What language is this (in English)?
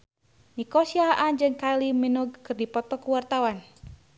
Sundanese